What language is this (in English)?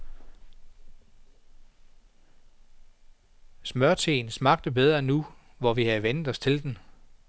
Danish